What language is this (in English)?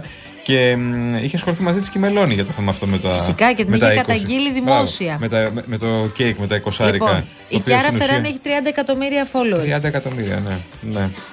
Greek